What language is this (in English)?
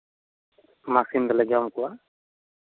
Santali